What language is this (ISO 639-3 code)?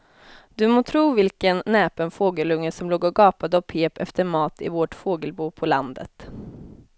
swe